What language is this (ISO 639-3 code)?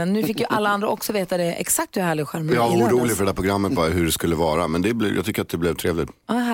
swe